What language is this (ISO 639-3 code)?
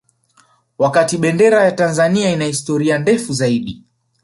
swa